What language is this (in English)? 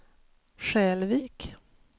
Swedish